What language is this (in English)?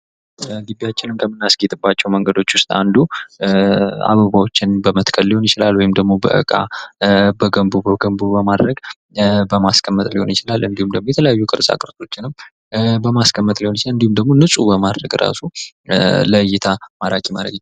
Amharic